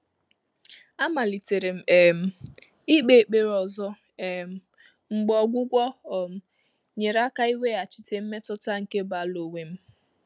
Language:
Igbo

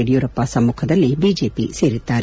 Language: Kannada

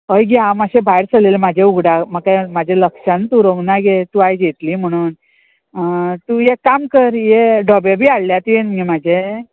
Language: Konkani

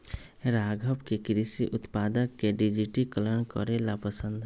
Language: Magahi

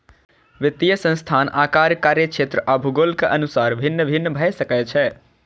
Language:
Maithili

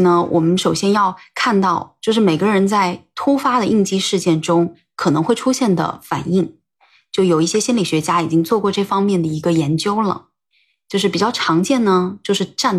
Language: Chinese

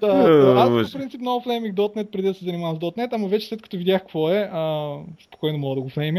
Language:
Bulgarian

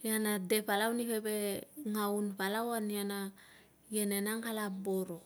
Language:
Tungag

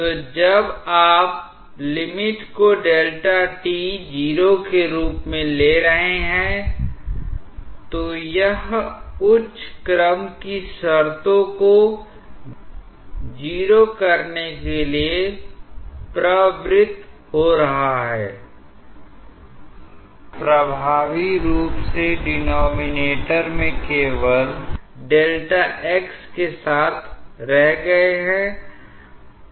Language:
Hindi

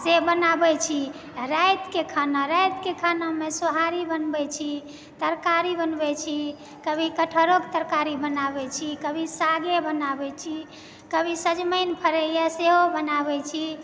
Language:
Maithili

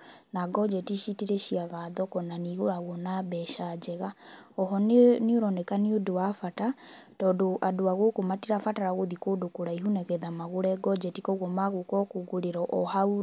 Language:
Kikuyu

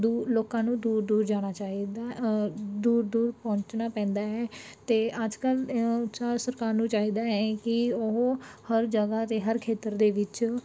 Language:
Punjabi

